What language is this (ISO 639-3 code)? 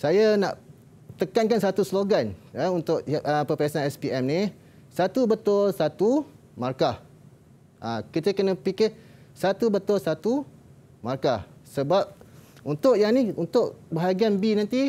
msa